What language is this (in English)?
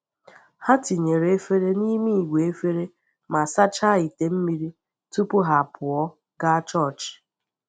Igbo